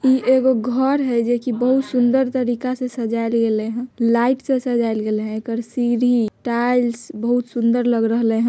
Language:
Magahi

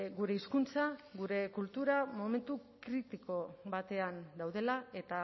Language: Basque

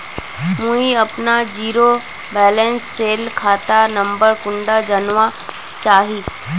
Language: Magahi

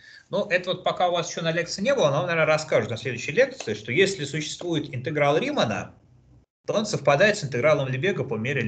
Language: Russian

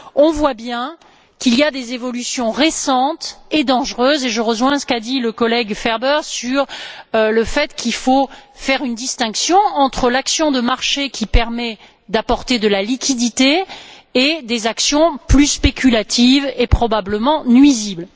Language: French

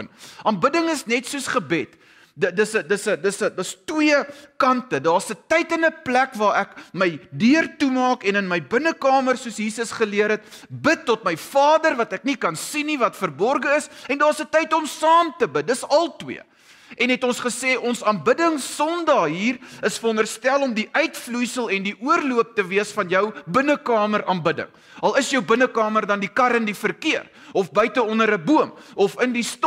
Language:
Dutch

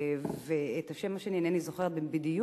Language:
Hebrew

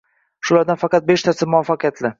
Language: Uzbek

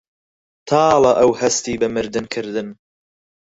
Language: Central Kurdish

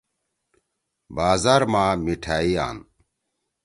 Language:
Torwali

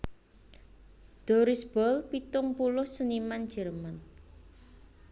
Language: Javanese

